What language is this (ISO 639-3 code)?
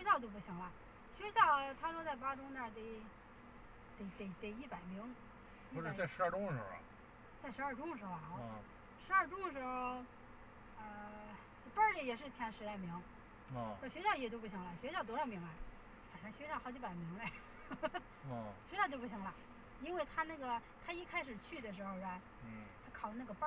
zho